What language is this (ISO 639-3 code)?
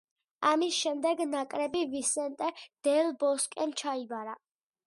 kat